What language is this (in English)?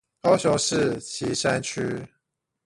Chinese